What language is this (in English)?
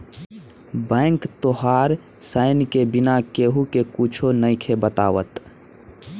Bhojpuri